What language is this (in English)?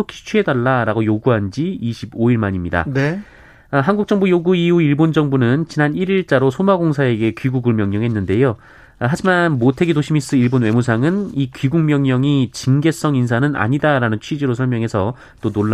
Korean